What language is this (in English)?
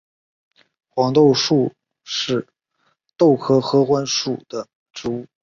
Chinese